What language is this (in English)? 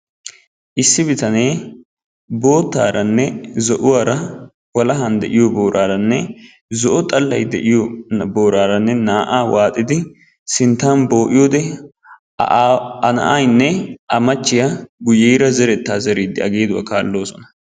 Wolaytta